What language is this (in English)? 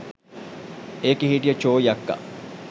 Sinhala